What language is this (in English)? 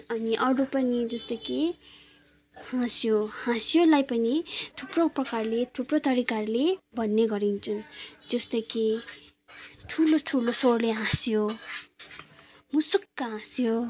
Nepali